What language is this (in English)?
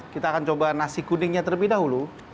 Indonesian